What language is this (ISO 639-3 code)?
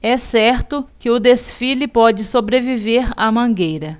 por